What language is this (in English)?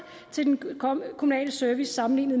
Danish